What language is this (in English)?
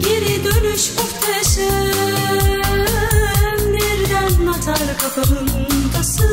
Turkish